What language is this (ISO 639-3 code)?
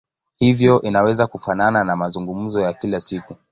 swa